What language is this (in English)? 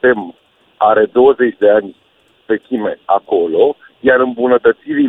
Romanian